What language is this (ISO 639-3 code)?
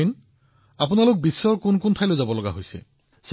asm